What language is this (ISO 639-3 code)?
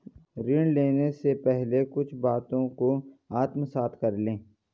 hin